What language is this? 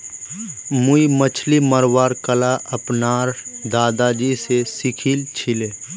Magahi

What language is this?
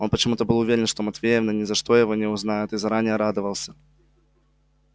Russian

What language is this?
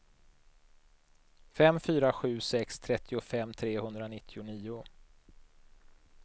Swedish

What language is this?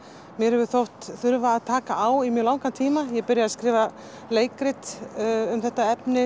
Icelandic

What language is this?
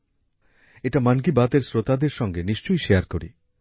Bangla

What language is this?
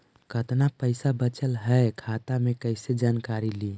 Magahi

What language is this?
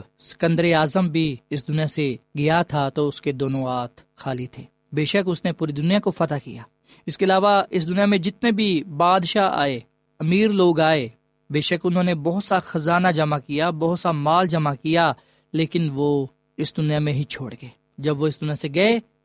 Urdu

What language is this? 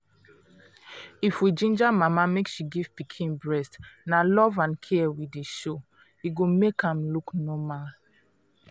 Nigerian Pidgin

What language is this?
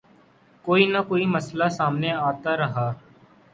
Urdu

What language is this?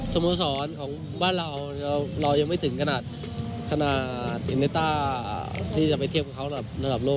Thai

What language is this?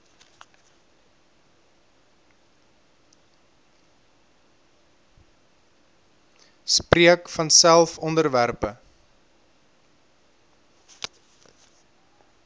Afrikaans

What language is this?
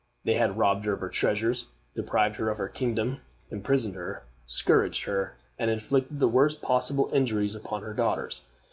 English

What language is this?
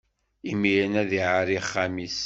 Kabyle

